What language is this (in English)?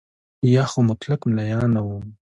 Pashto